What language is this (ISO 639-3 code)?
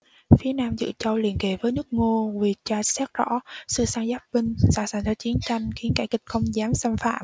vie